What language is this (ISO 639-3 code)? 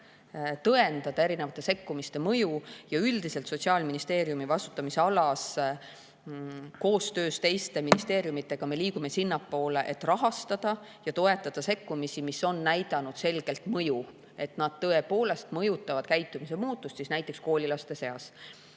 est